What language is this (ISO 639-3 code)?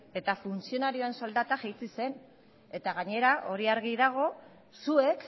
eus